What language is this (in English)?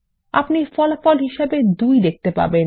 Bangla